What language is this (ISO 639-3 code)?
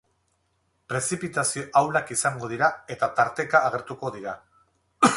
eus